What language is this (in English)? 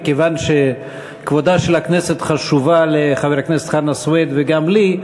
Hebrew